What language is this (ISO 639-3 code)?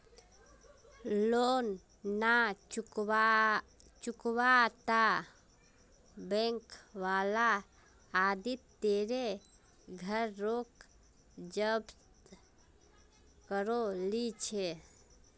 mag